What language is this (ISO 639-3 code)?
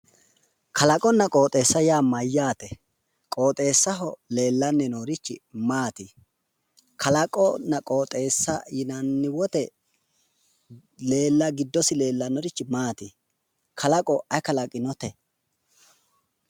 sid